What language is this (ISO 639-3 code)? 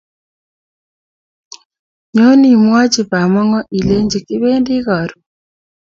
kln